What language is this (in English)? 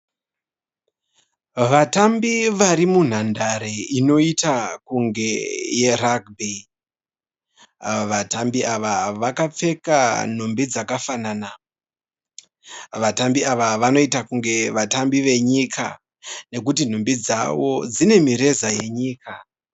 Shona